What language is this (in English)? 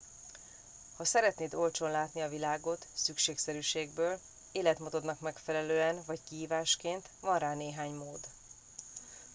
Hungarian